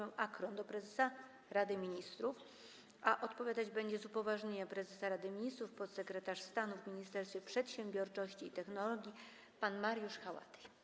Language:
Polish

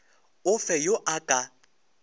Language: Northern Sotho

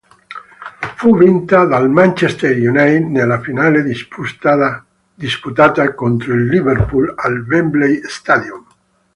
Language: Italian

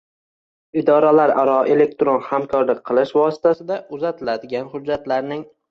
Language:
Uzbek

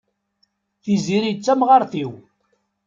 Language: Kabyle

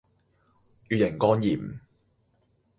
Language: Cantonese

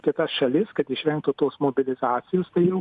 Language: Lithuanian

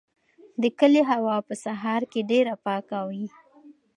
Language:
Pashto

